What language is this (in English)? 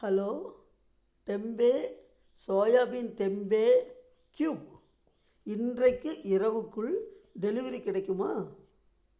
Tamil